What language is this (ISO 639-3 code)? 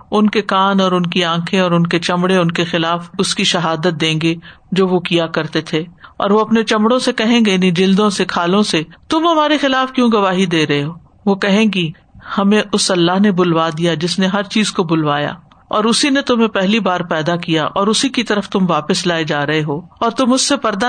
urd